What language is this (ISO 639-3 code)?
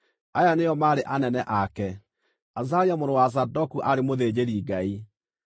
kik